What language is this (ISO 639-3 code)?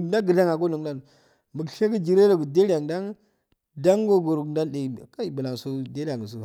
aal